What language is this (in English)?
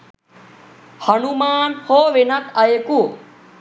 Sinhala